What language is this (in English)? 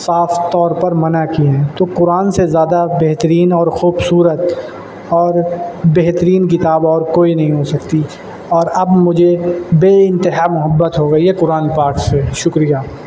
Urdu